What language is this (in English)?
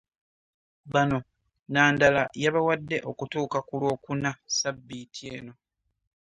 Ganda